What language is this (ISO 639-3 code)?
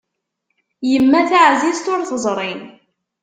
kab